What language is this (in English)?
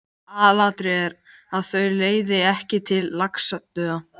Icelandic